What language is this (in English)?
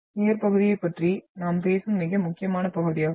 Tamil